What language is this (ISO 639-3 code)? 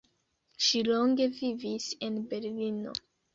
epo